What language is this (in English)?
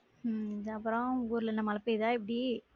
Tamil